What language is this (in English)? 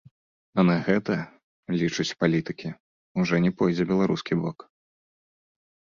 Belarusian